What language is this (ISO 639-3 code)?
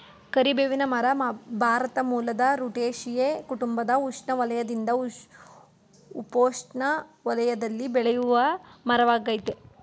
kan